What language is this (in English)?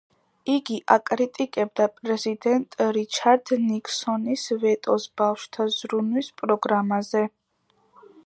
Georgian